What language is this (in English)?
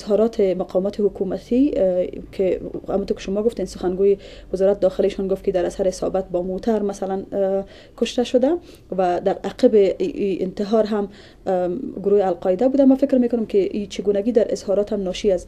Persian